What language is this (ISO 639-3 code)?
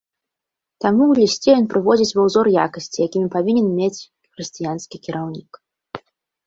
bel